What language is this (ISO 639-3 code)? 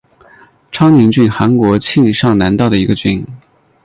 zho